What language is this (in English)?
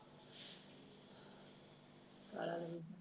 Punjabi